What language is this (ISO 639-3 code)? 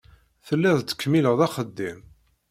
kab